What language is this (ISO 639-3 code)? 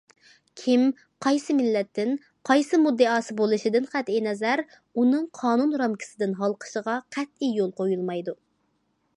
uig